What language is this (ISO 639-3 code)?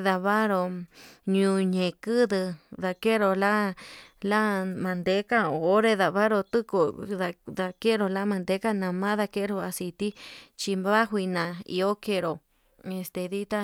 mab